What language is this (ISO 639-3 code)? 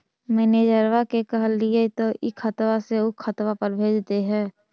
mag